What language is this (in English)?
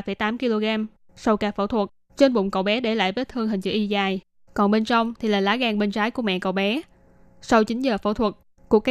Vietnamese